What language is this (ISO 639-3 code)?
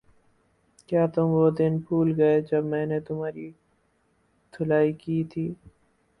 urd